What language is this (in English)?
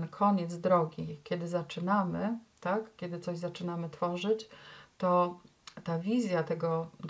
Polish